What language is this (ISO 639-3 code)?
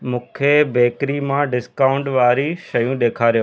snd